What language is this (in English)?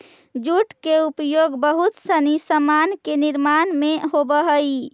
Magahi